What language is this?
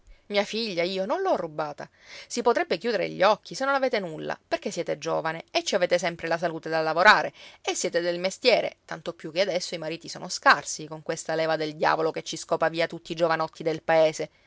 Italian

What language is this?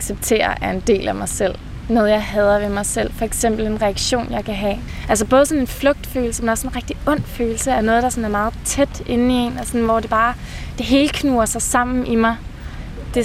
Danish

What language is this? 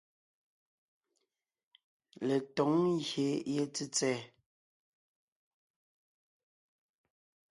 Ngiemboon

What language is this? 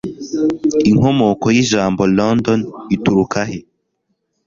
Kinyarwanda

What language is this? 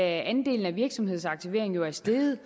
Danish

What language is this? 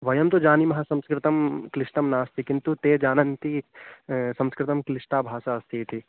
Sanskrit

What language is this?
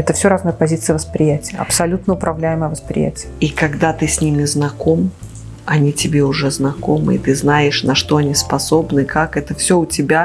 Russian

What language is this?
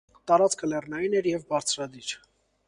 Armenian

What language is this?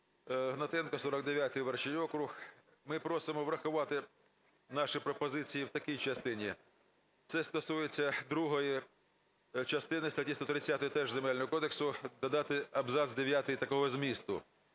Ukrainian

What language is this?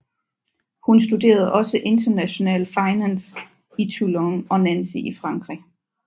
Danish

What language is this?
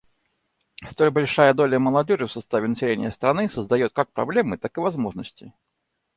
Russian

